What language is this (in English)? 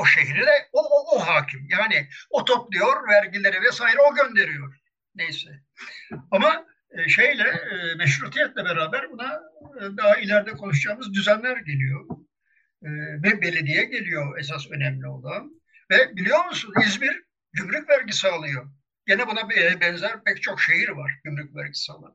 Turkish